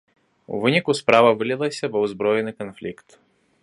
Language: Belarusian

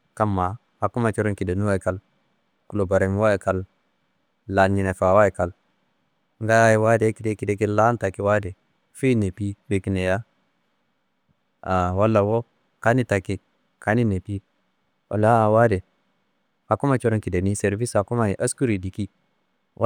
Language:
Kanembu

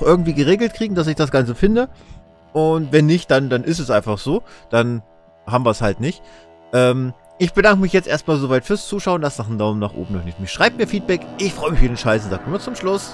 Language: German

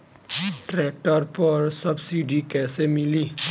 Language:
Bhojpuri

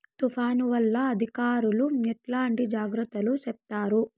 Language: Telugu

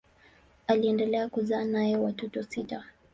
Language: Swahili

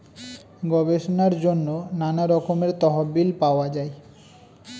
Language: Bangla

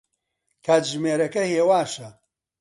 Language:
Central Kurdish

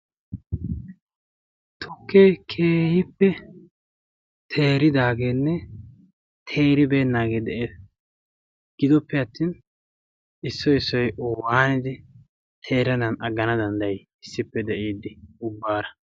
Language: Wolaytta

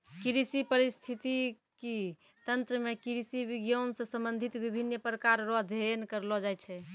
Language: Maithili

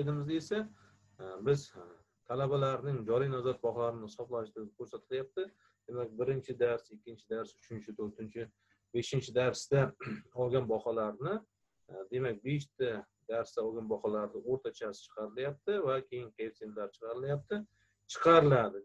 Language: Turkish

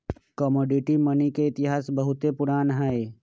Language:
Magahi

